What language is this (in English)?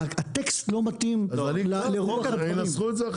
Hebrew